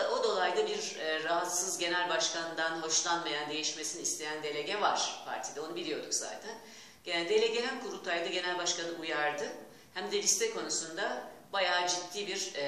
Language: Turkish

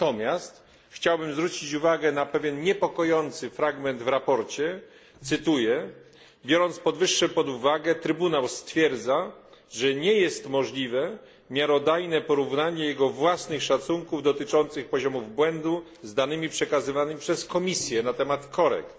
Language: Polish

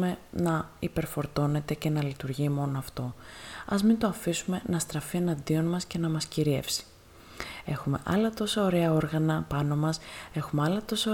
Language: Greek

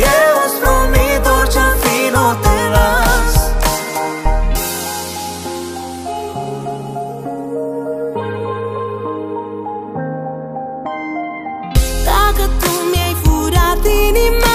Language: Romanian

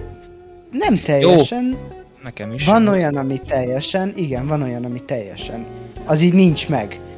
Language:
Hungarian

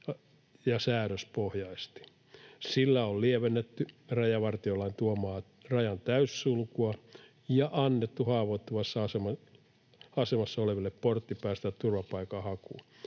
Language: Finnish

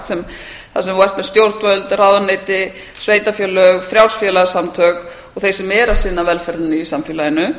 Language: Icelandic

